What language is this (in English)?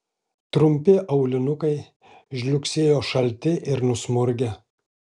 Lithuanian